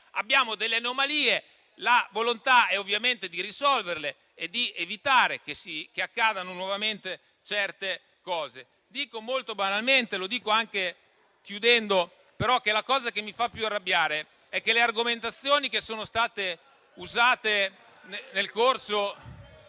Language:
Italian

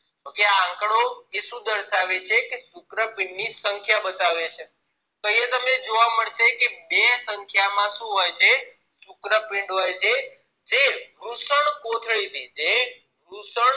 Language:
Gujarati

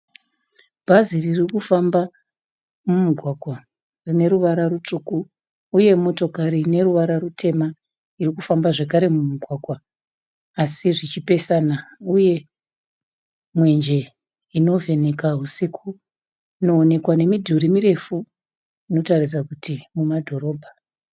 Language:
Shona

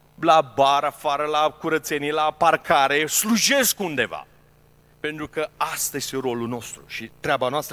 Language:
Romanian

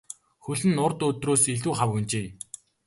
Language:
Mongolian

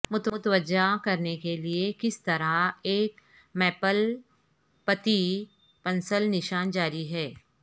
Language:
Urdu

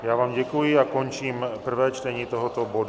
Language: Czech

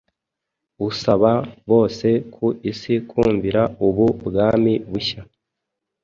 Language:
Kinyarwanda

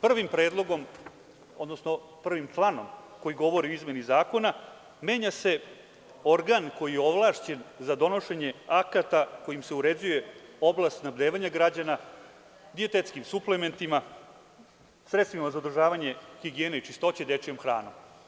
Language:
Serbian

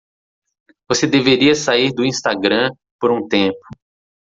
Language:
Portuguese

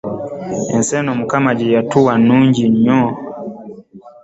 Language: Ganda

